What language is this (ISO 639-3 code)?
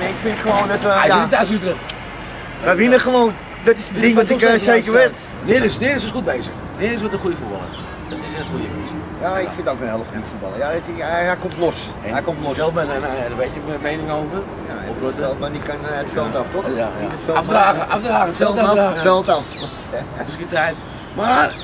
nld